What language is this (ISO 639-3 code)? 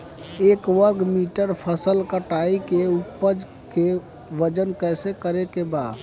bho